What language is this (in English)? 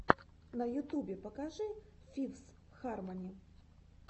Russian